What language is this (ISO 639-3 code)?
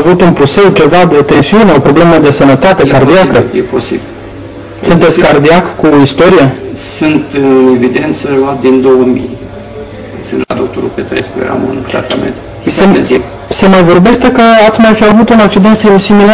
ron